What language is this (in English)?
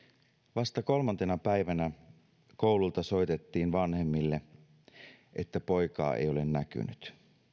Finnish